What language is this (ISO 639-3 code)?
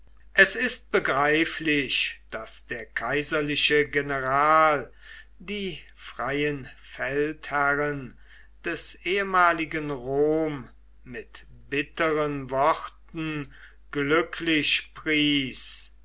deu